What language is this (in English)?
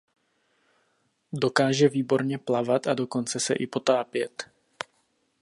Czech